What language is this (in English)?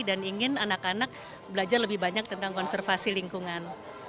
Indonesian